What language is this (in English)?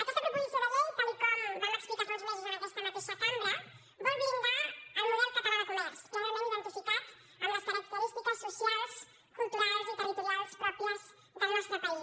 Catalan